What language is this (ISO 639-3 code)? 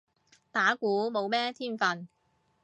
yue